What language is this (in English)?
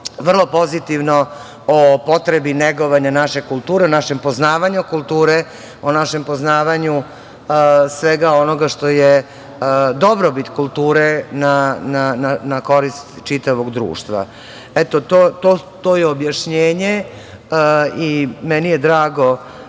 Serbian